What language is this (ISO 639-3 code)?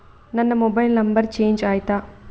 kan